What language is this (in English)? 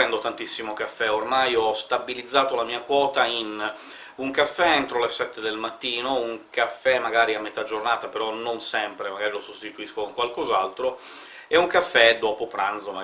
Italian